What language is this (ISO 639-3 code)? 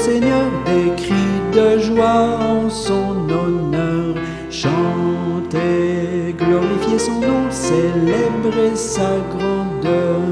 fra